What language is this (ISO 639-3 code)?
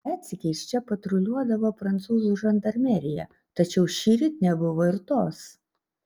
lit